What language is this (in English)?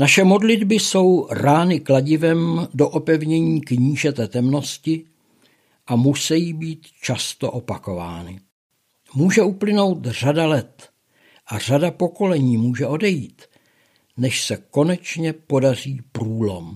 Czech